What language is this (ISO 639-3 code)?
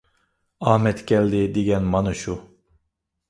uig